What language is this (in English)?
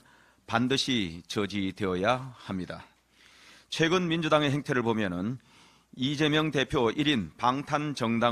Korean